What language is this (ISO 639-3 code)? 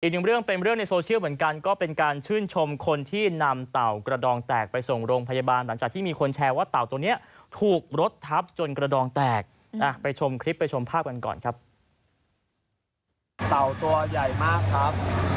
tha